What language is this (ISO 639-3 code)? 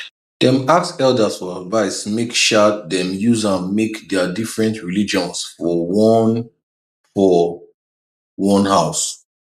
pcm